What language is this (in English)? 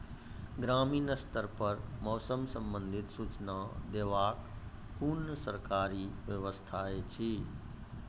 Maithili